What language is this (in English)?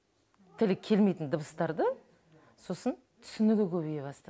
Kazakh